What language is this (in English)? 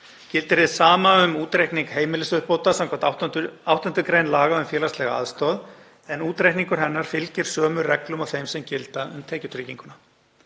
Icelandic